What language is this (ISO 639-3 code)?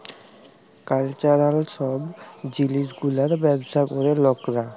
ben